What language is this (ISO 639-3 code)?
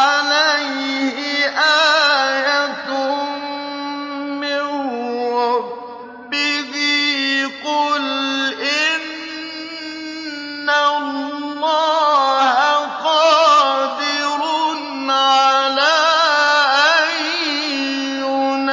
ara